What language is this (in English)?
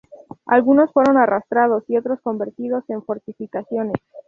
Spanish